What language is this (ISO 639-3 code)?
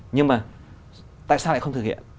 vie